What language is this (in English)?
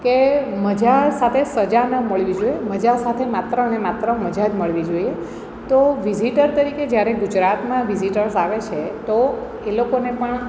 Gujarati